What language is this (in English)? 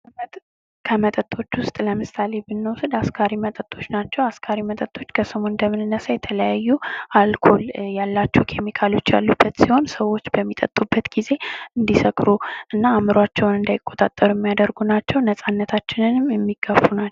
Amharic